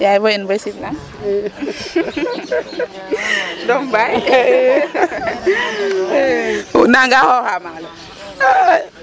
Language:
Serer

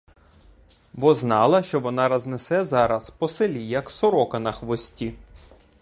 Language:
Ukrainian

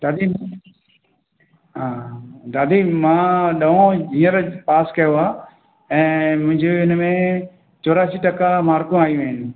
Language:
Sindhi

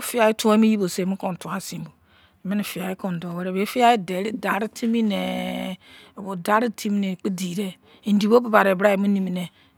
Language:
Izon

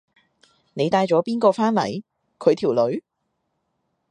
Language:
Cantonese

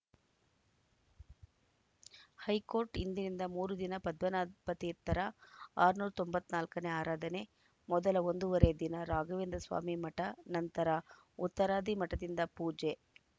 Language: Kannada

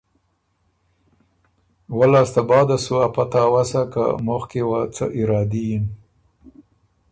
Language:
Ormuri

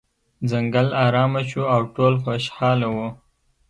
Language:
Pashto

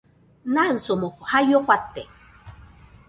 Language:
Nüpode Huitoto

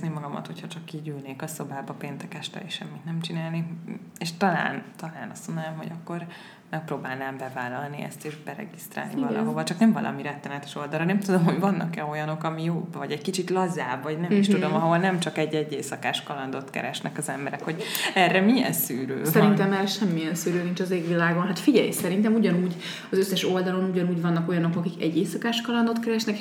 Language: Hungarian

